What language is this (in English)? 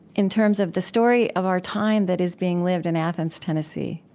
English